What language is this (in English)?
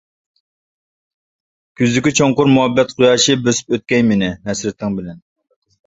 Uyghur